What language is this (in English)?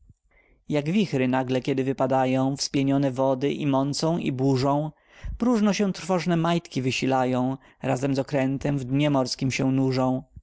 Polish